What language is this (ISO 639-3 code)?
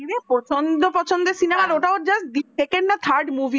ben